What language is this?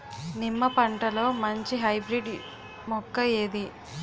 Telugu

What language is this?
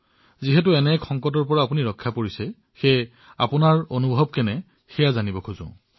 Assamese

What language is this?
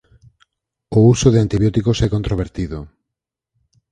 Galician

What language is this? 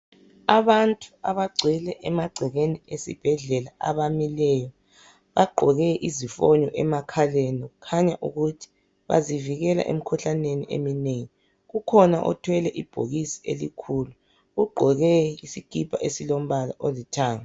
North Ndebele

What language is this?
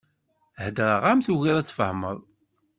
Kabyle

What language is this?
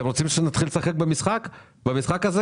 Hebrew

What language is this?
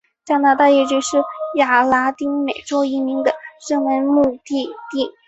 Chinese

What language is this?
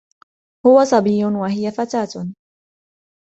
Arabic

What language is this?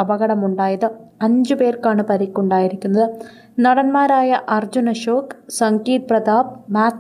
Malayalam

